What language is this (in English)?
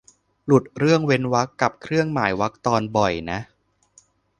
Thai